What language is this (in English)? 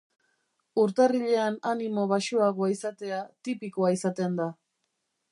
Basque